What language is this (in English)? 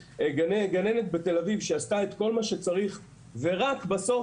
Hebrew